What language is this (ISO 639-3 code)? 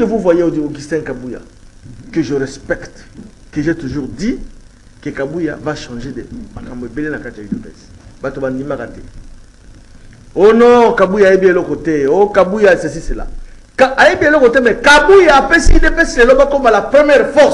fra